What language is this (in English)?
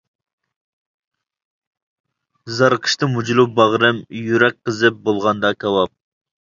Uyghur